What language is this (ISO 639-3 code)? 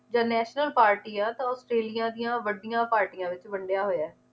pan